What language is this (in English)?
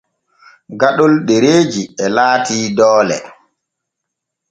Borgu Fulfulde